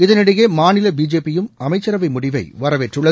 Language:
Tamil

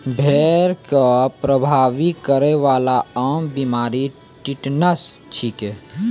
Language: Maithili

